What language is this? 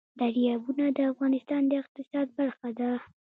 Pashto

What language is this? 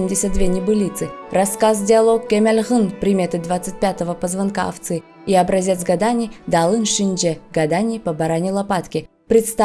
Russian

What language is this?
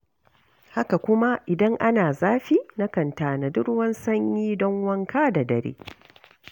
Hausa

